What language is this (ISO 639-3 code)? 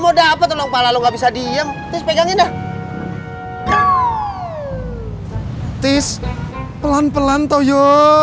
ind